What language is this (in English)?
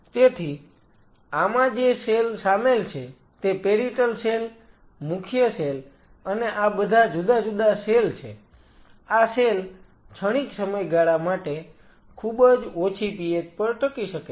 Gujarati